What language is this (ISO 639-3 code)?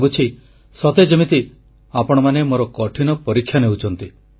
ori